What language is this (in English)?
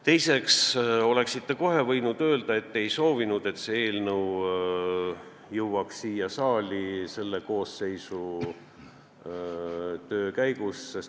Estonian